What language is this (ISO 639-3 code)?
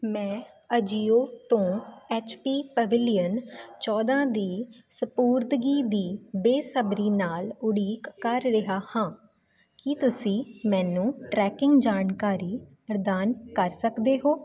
pan